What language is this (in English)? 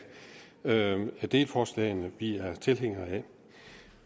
Danish